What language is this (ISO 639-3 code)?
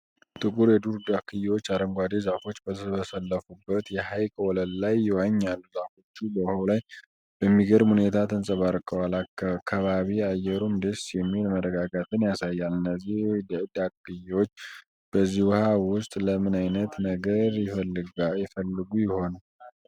amh